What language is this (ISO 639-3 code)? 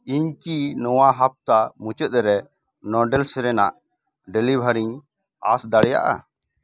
sat